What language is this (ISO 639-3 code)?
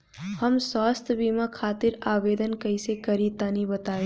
bho